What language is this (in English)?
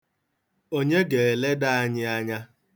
Igbo